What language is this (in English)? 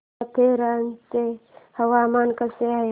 Marathi